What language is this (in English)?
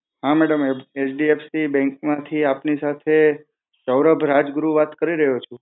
Gujarati